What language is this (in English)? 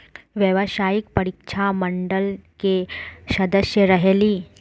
Magahi